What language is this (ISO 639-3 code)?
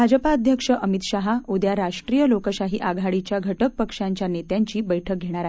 mar